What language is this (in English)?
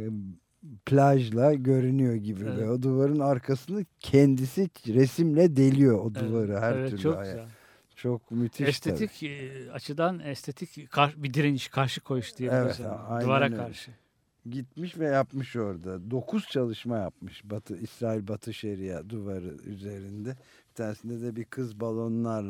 Turkish